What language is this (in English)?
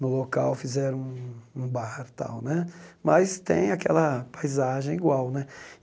Portuguese